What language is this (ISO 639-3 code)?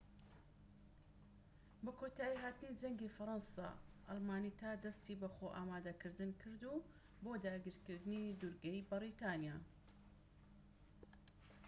ckb